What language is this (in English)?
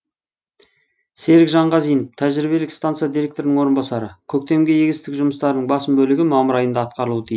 Kazakh